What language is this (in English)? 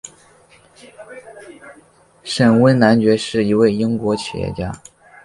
Chinese